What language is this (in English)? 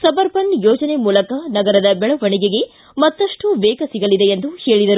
Kannada